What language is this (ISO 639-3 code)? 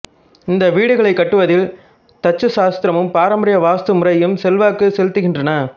tam